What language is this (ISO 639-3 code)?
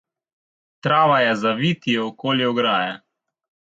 slv